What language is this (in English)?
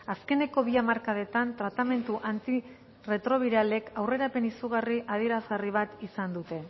Basque